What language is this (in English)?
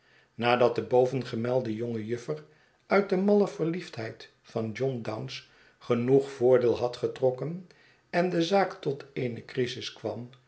Dutch